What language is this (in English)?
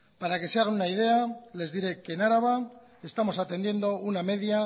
Spanish